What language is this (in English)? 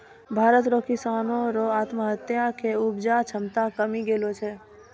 Maithili